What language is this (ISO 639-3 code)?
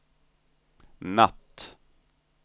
swe